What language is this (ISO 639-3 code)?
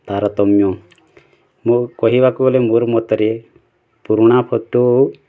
ori